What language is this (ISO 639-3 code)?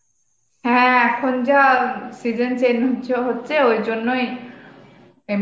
ben